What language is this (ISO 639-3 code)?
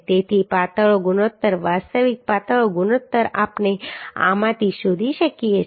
guj